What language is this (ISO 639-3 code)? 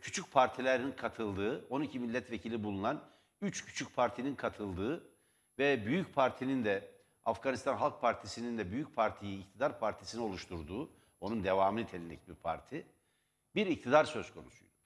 tur